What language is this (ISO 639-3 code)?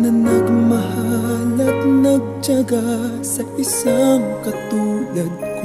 ara